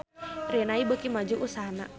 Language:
Sundanese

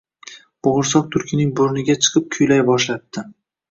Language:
Uzbek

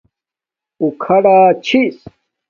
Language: Domaaki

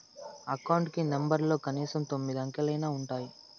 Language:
Telugu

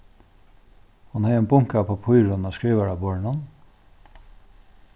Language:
Faroese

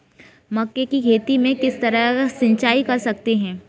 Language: Hindi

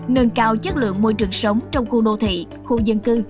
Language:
Vietnamese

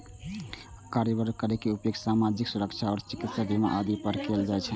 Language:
Maithili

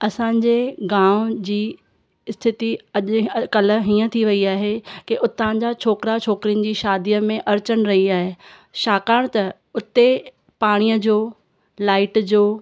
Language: Sindhi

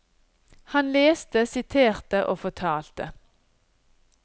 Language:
Norwegian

